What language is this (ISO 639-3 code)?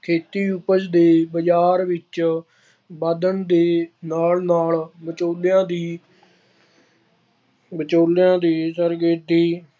pan